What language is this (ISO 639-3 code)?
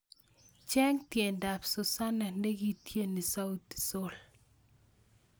kln